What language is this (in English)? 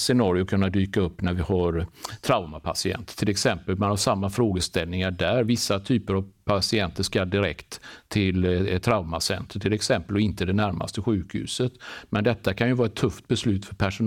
Swedish